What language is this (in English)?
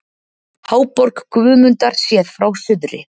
Icelandic